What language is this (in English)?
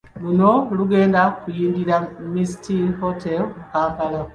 Ganda